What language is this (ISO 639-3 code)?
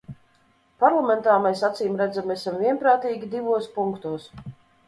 lav